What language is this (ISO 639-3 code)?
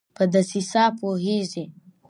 pus